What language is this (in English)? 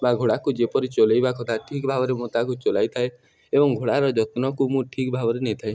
Odia